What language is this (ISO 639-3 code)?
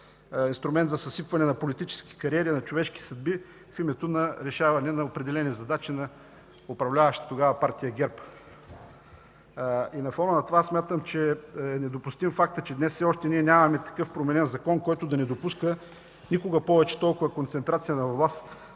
bul